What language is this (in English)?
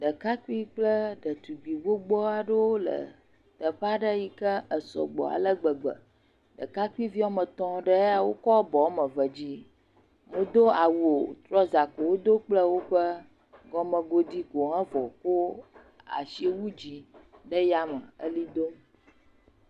Ewe